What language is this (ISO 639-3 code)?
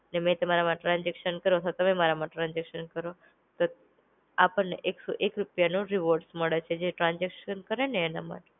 guj